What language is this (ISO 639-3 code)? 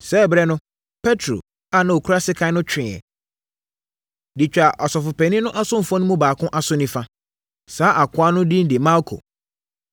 aka